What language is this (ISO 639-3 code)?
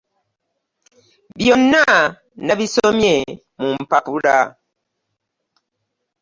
lug